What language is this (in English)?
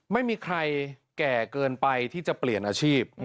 Thai